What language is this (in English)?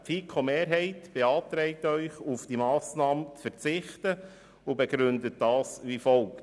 Swiss German